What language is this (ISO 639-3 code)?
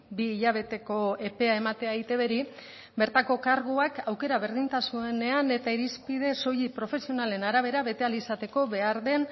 eus